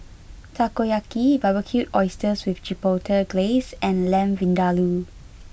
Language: English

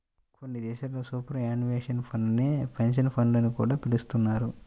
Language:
Telugu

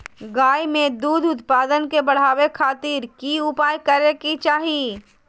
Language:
Magahi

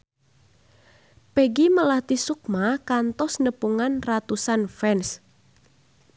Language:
Sundanese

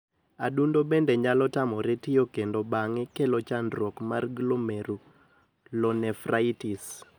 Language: Luo (Kenya and Tanzania)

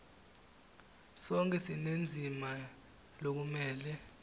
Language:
Swati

